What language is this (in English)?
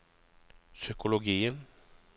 Norwegian